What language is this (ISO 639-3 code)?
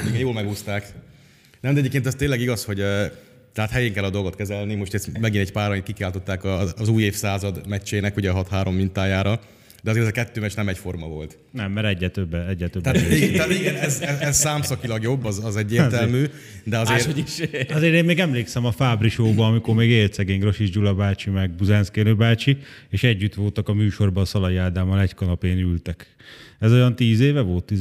hun